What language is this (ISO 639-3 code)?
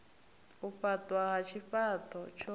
ven